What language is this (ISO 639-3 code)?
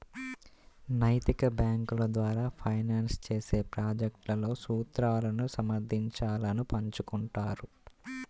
tel